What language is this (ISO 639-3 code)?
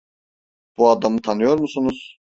tur